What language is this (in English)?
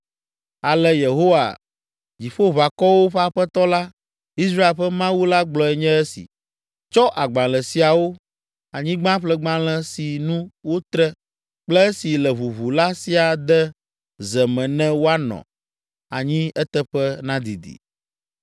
Ewe